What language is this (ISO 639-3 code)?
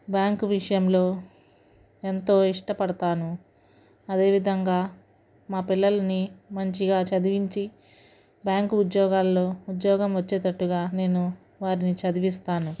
tel